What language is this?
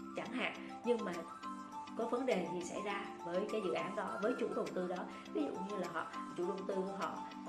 Vietnamese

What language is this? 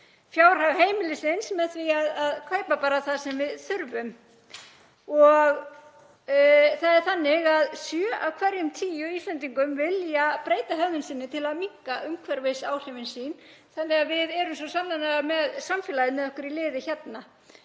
Icelandic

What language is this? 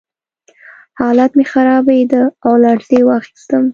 Pashto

